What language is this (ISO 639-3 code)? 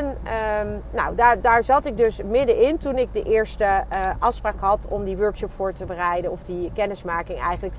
nld